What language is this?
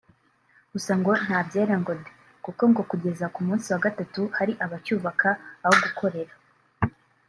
Kinyarwanda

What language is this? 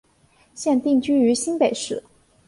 Chinese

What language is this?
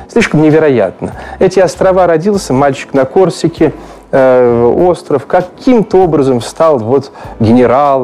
Russian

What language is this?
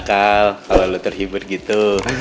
Indonesian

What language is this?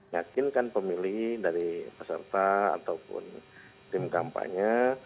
Indonesian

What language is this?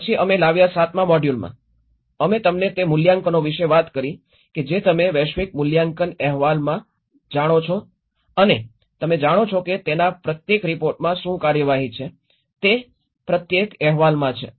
Gujarati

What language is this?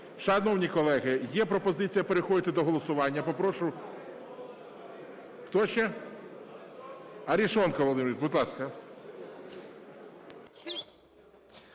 Ukrainian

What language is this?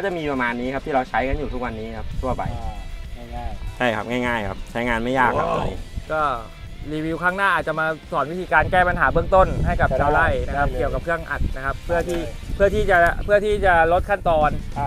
Thai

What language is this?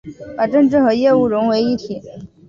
Chinese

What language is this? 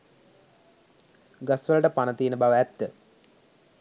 Sinhala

